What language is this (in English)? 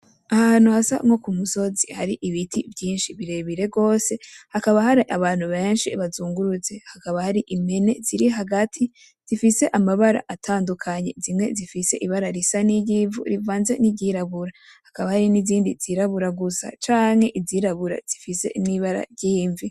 Rundi